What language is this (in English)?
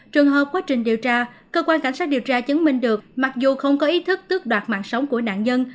Vietnamese